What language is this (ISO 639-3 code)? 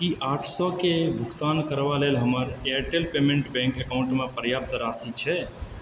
mai